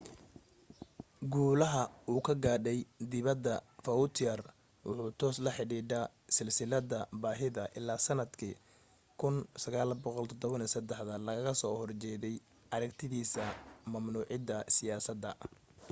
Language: Somali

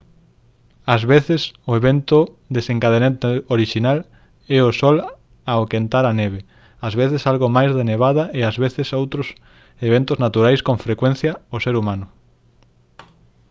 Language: Galician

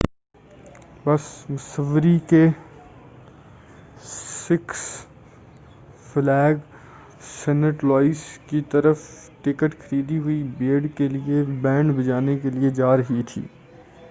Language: Urdu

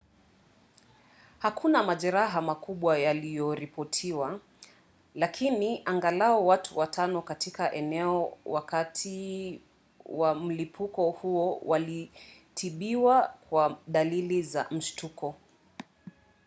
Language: Swahili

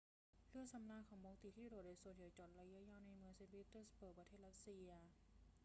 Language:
Thai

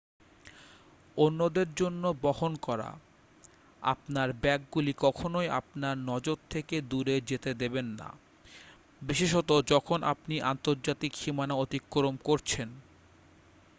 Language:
Bangla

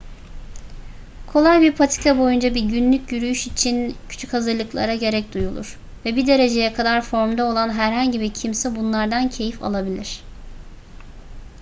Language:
Turkish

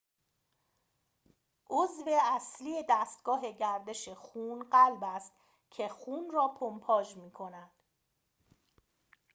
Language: Persian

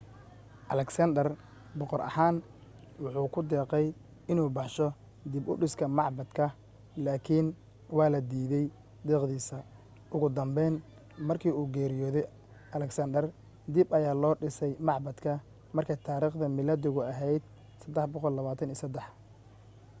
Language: Somali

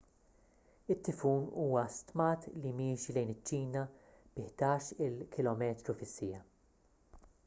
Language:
Maltese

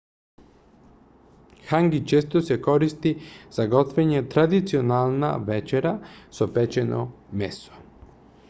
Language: Macedonian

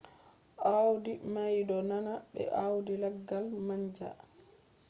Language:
Fula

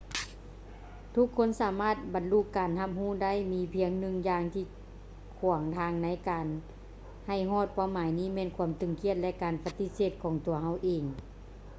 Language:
Lao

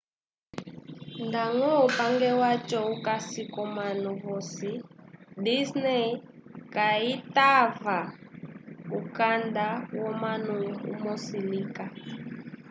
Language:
Umbundu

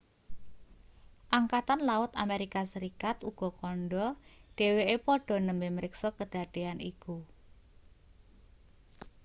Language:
Javanese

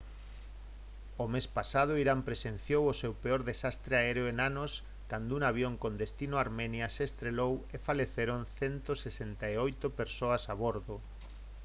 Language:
Galician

